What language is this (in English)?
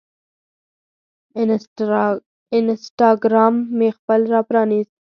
Pashto